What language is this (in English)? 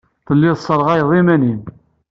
Kabyle